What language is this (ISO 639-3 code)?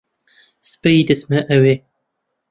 ckb